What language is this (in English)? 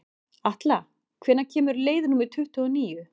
Icelandic